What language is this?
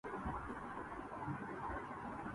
Urdu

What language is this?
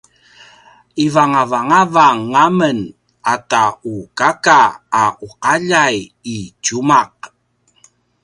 Paiwan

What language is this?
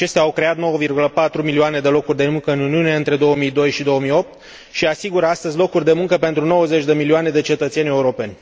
Romanian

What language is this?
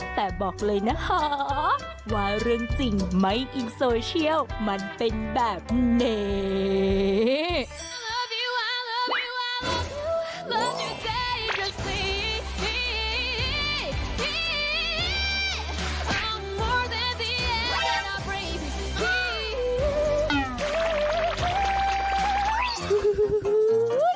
Thai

